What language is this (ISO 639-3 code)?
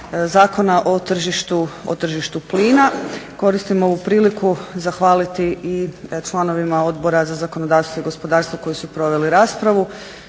hrv